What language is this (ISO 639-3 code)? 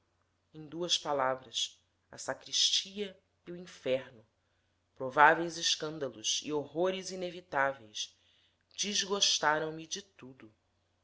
por